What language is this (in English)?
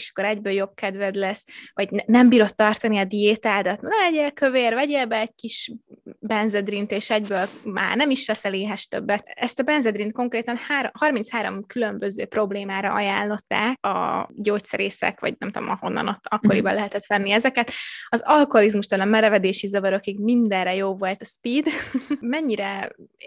Hungarian